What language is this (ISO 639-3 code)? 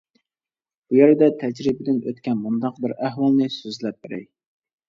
uig